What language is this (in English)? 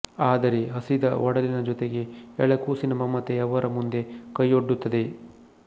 Kannada